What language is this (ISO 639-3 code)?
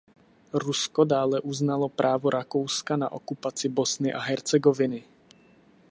ces